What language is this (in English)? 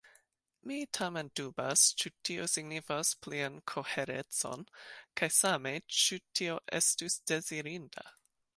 Esperanto